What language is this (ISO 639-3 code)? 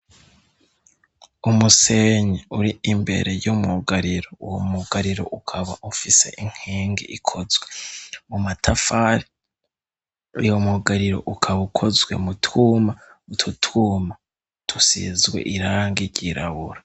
run